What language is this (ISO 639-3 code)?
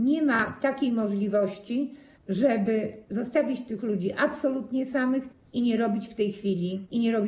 pol